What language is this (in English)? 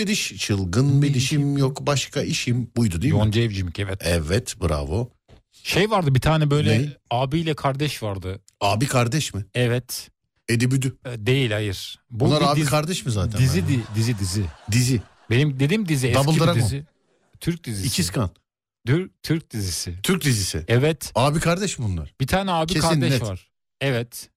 Turkish